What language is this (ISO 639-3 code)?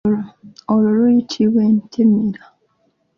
lug